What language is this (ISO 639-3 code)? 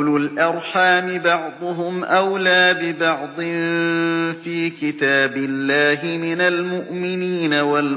ara